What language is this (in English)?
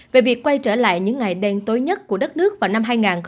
Vietnamese